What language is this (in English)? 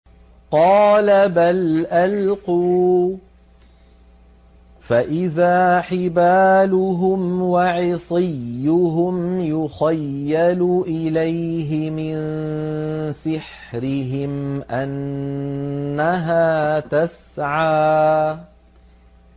Arabic